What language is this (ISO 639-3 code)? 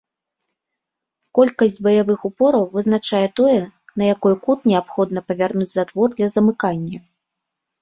bel